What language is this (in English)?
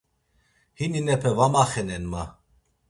Laz